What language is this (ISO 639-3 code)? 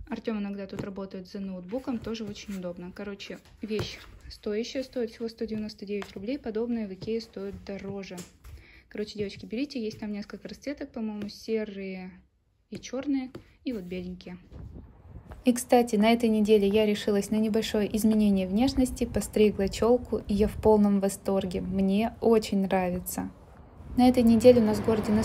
rus